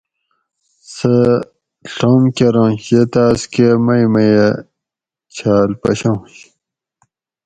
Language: Gawri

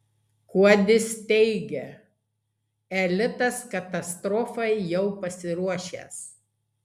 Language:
Lithuanian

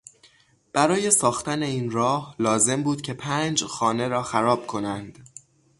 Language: Persian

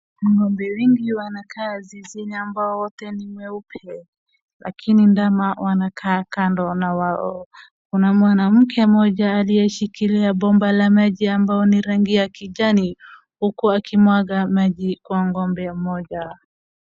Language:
Swahili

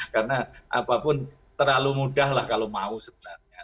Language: Indonesian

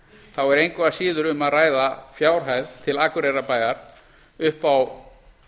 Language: Icelandic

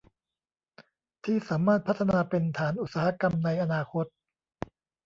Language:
Thai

